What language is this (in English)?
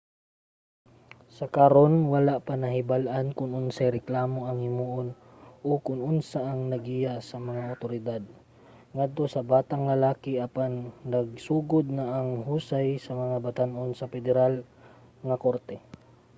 Cebuano